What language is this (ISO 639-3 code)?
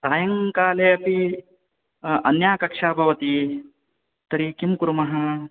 san